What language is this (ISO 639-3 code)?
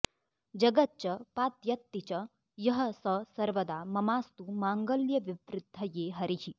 san